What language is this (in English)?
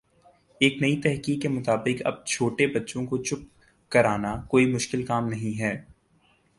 Urdu